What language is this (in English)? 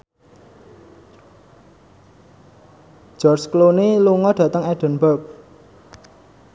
Javanese